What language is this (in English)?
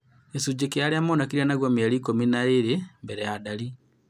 Kikuyu